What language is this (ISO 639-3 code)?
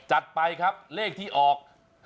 tha